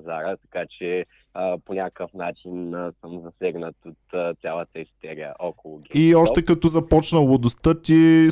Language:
Bulgarian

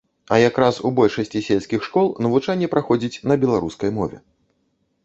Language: Belarusian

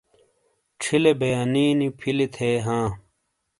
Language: Shina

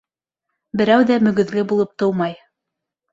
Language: Bashkir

